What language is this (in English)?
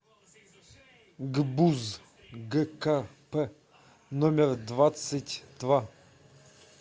Russian